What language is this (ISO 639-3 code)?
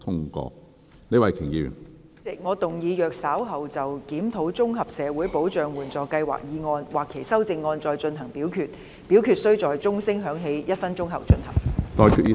yue